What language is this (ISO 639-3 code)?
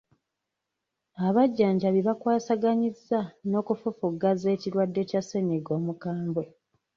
lug